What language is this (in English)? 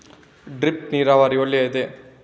Kannada